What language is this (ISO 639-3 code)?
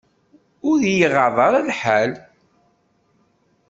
kab